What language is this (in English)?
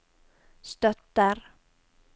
Norwegian